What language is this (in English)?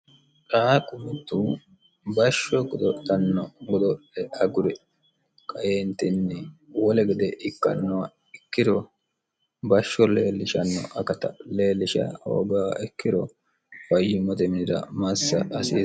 Sidamo